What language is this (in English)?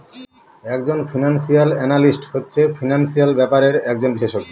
Bangla